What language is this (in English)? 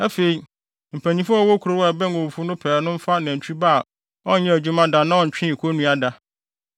Akan